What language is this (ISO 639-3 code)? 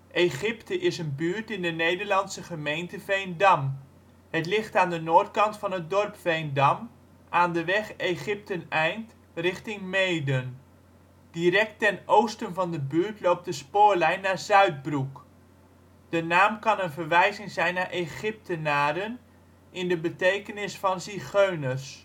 nld